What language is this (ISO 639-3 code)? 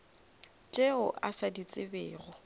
nso